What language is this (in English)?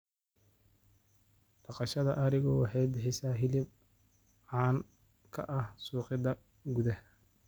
Somali